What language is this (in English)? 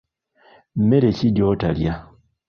Ganda